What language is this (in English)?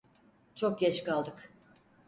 Turkish